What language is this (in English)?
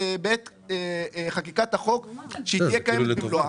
Hebrew